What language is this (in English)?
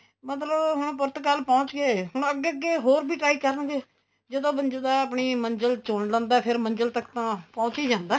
Punjabi